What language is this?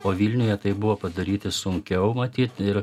Lithuanian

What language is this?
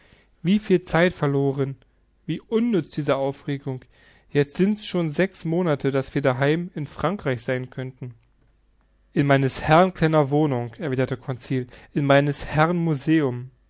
German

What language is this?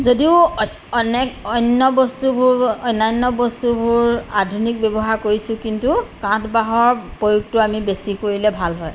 Assamese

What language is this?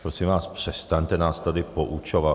Czech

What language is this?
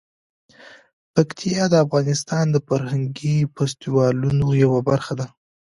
Pashto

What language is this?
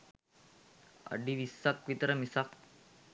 Sinhala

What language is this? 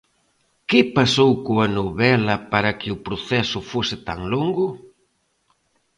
Galician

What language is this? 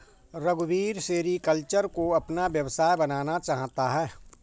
Hindi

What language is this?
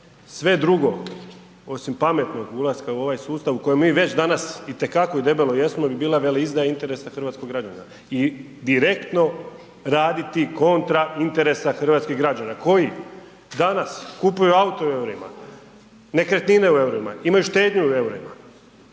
Croatian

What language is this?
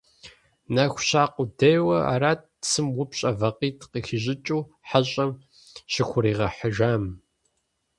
Kabardian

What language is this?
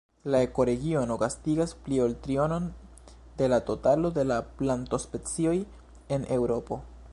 Esperanto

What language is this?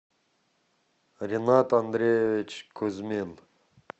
Russian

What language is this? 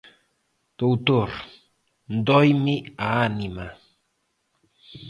Galician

